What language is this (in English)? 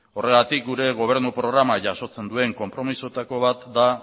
Basque